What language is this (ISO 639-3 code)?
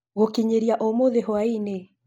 kik